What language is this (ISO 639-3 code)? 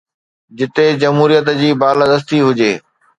snd